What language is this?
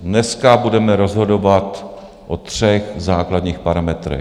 Czech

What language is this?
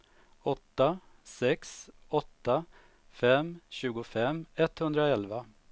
Swedish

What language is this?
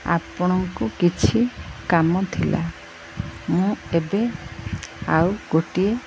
Odia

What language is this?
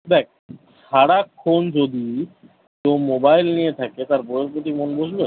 Bangla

